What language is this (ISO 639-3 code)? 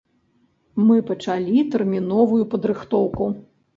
bel